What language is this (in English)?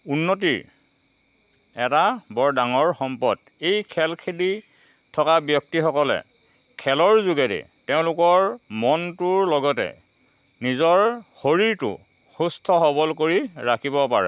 Assamese